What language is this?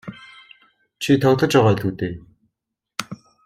Mongolian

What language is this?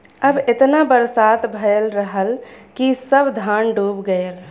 Bhojpuri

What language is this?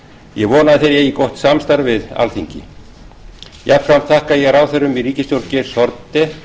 Icelandic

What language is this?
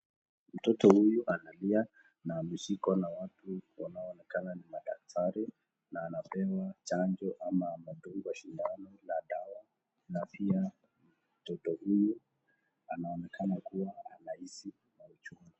Swahili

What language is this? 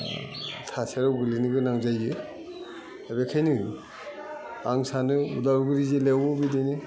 Bodo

